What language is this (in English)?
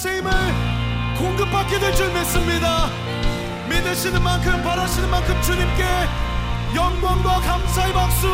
Korean